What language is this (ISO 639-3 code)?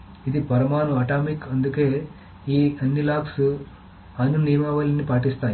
tel